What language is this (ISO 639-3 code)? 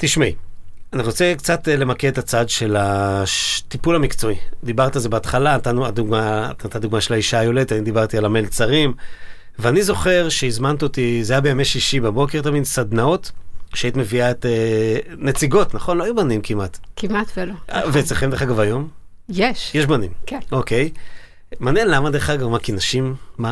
heb